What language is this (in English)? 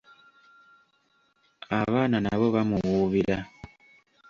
Ganda